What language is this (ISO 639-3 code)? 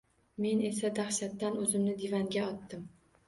uzb